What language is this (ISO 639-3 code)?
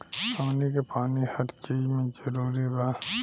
bho